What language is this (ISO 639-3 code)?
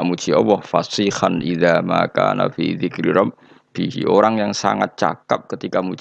ind